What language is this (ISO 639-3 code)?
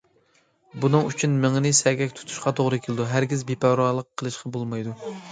uig